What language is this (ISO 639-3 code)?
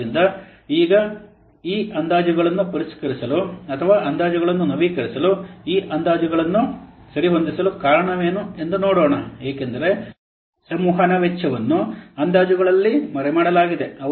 kan